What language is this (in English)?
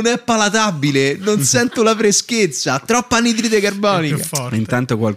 Italian